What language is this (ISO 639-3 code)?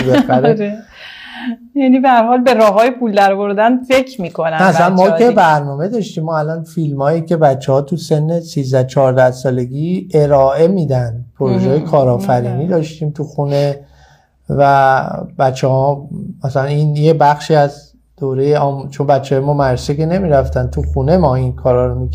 fas